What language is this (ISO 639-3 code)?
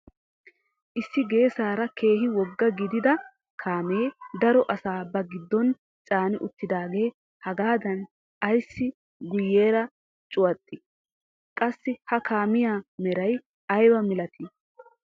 wal